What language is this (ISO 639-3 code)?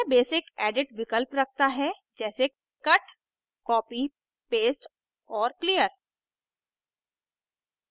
hin